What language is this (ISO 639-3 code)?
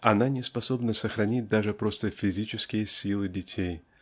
rus